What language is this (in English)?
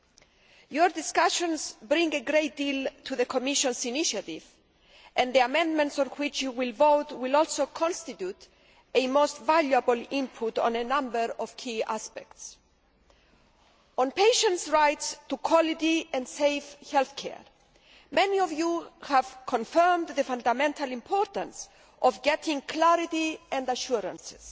English